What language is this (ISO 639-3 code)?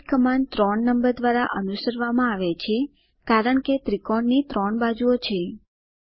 guj